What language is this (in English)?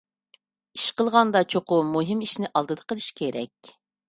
Uyghur